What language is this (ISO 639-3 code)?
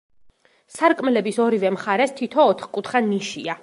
kat